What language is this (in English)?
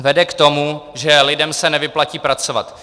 Czech